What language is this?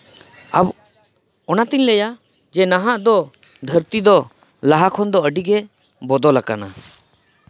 Santali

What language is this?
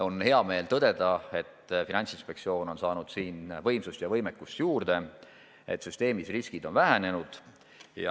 Estonian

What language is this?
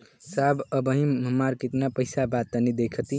Bhojpuri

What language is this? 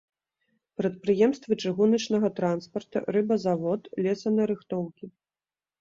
Belarusian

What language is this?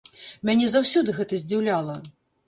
Belarusian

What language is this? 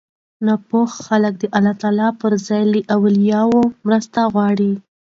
Pashto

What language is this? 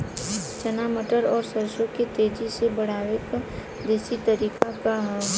Bhojpuri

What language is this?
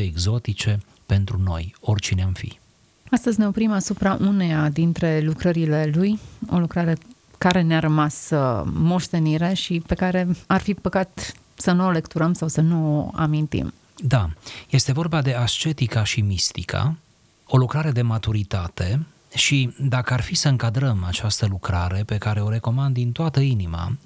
Romanian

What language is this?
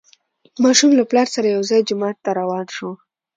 Pashto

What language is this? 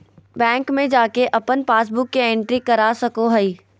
Magahi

